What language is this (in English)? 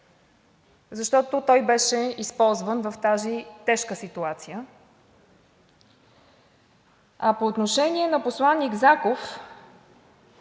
Bulgarian